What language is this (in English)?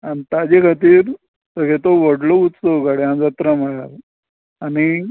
Konkani